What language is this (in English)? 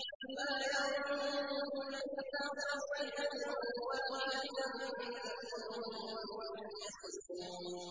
Arabic